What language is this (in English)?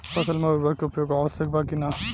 Bhojpuri